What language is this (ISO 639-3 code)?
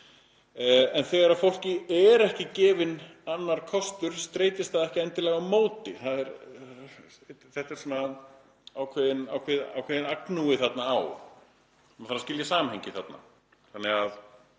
isl